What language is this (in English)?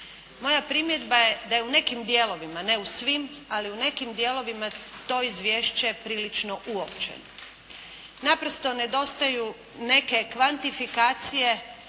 Croatian